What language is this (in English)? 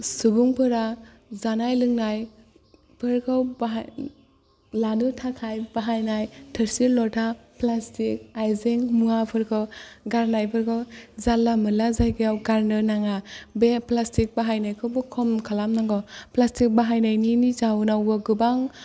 Bodo